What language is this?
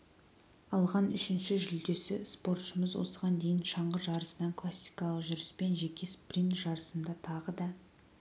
Kazakh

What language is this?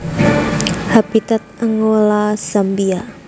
Javanese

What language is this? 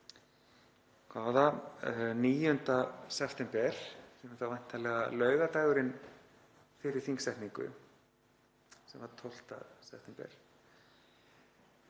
Icelandic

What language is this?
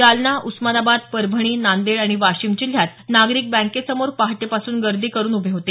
Marathi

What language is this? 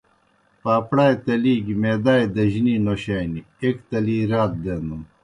Kohistani Shina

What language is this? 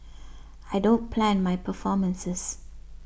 English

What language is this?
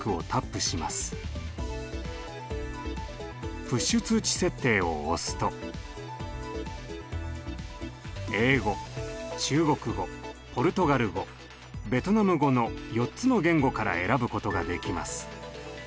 Japanese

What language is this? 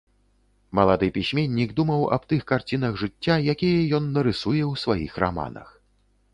Belarusian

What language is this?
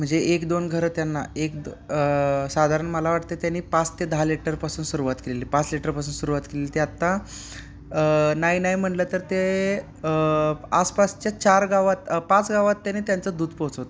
Marathi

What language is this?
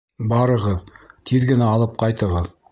Bashkir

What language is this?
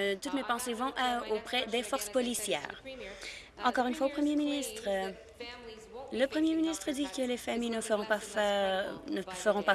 French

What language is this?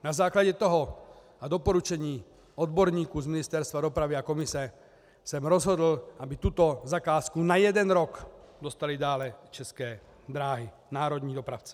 Czech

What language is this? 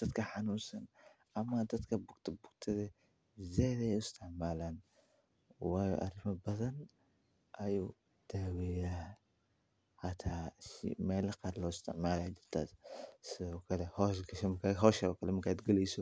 Somali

